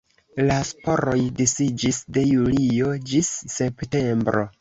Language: Esperanto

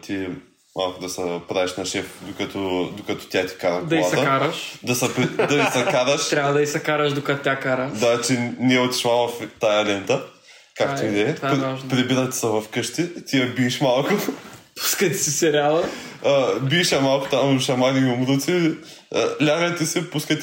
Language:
Bulgarian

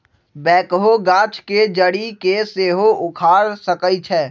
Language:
Magahi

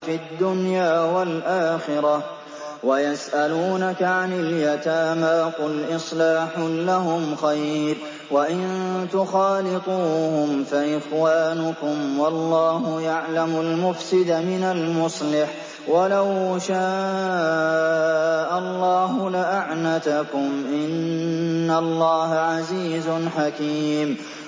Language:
Arabic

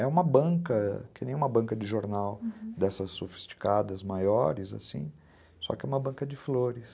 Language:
Portuguese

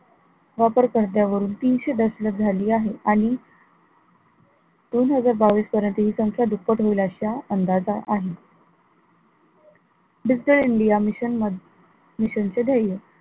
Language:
Marathi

